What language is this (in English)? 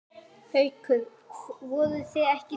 Icelandic